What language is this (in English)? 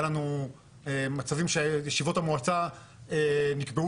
Hebrew